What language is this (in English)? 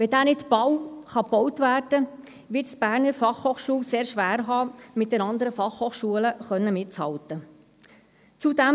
Swiss German